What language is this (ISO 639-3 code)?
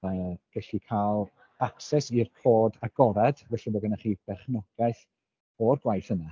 cym